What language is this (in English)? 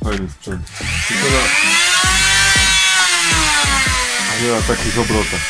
Polish